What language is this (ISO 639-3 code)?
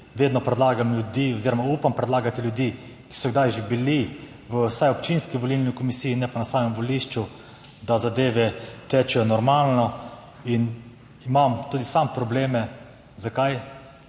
slv